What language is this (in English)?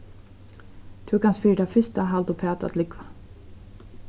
Faroese